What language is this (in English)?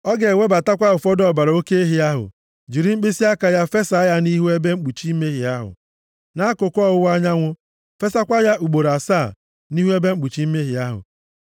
Igbo